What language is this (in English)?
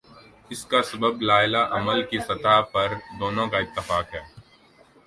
Urdu